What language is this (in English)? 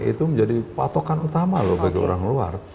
Indonesian